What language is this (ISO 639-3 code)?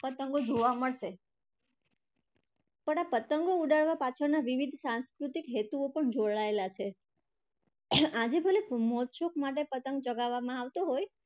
guj